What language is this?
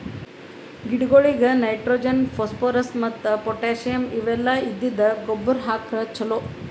Kannada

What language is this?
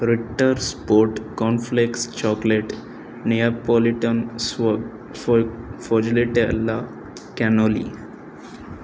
Telugu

